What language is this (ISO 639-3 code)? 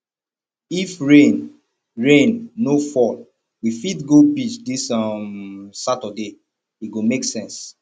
pcm